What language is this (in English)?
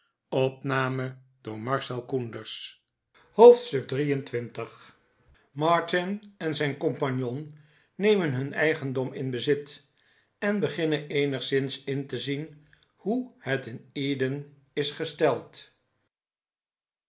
Dutch